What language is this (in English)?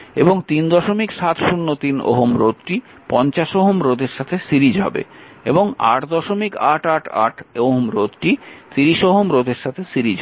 Bangla